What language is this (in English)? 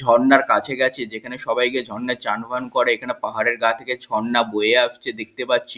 Bangla